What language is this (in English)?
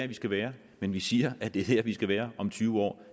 Danish